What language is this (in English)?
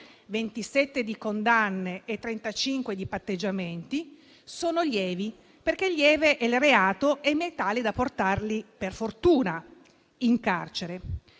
Italian